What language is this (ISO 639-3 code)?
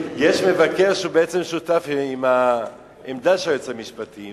heb